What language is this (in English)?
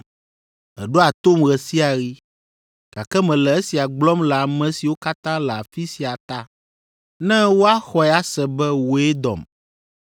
Ewe